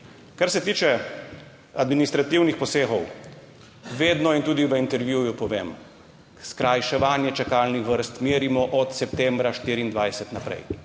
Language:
Slovenian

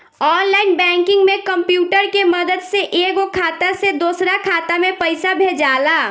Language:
Bhojpuri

